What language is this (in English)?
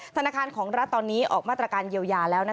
Thai